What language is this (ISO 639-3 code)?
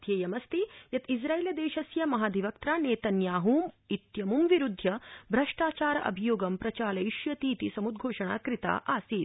san